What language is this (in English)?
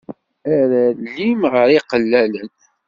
Kabyle